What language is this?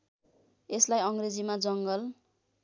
Nepali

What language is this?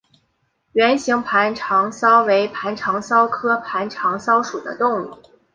Chinese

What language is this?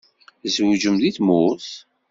Kabyle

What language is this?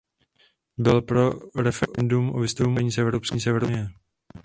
Czech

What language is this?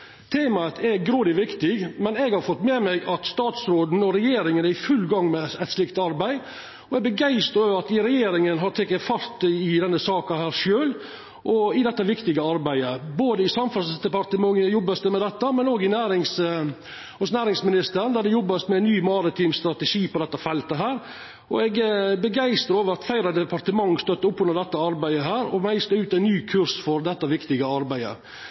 Norwegian Nynorsk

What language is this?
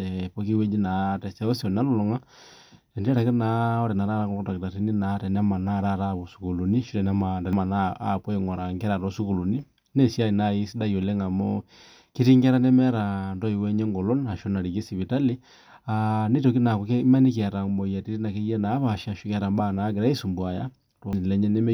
Masai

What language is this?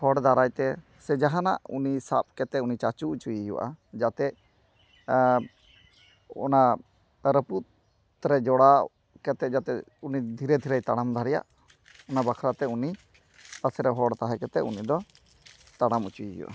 Santali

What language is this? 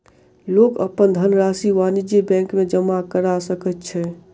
Maithili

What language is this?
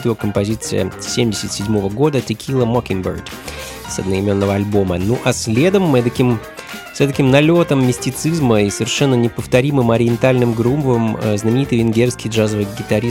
Russian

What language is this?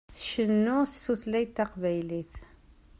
Kabyle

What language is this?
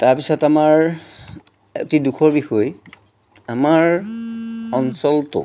Assamese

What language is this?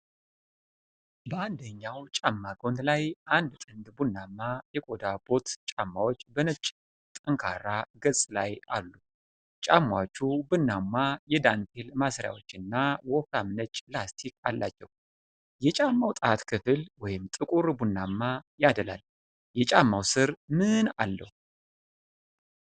Amharic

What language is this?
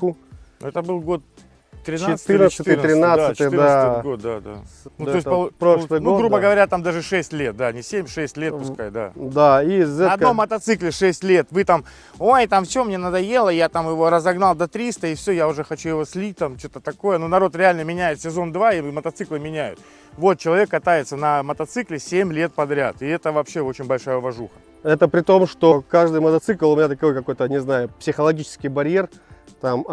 Russian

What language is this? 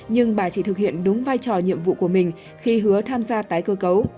Vietnamese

